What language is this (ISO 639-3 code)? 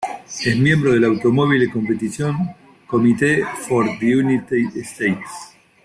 spa